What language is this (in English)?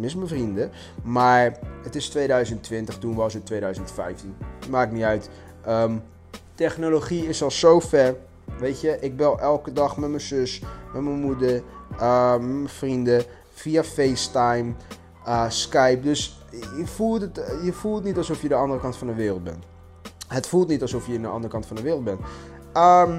Dutch